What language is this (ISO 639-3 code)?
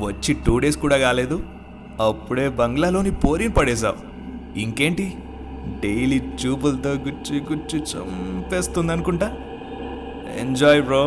tel